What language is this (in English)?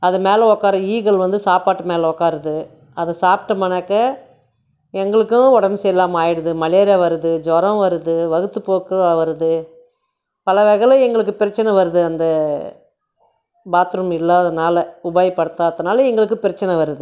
Tamil